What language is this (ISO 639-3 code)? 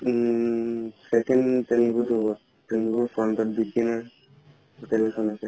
asm